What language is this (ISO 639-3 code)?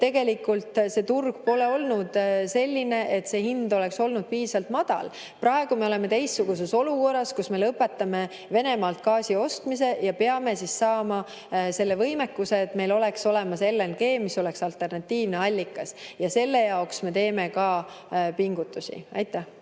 est